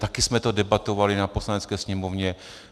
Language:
Czech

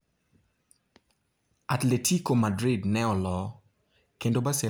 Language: Luo (Kenya and Tanzania)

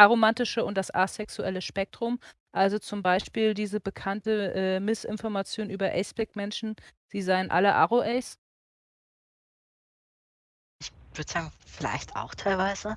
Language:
German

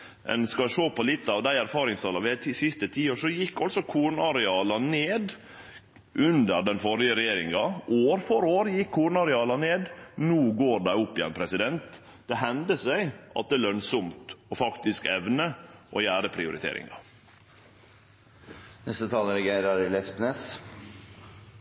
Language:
Norwegian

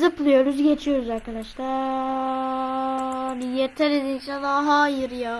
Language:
Turkish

